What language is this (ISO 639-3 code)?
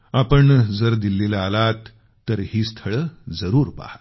mar